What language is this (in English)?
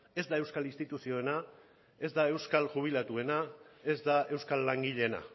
Basque